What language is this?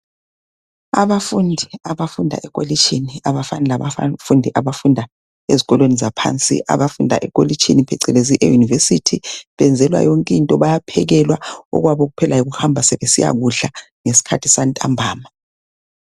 North Ndebele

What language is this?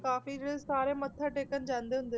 Punjabi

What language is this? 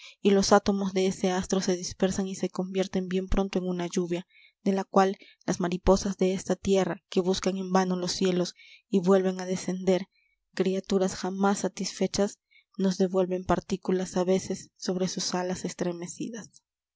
Spanish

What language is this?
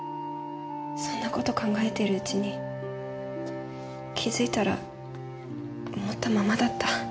Japanese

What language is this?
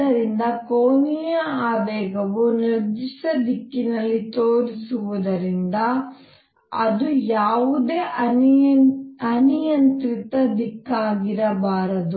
Kannada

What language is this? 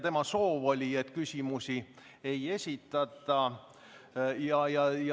Estonian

